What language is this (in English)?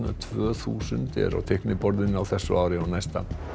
Icelandic